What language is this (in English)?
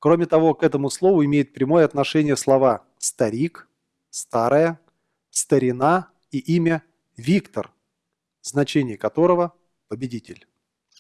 Russian